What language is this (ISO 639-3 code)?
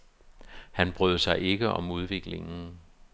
dan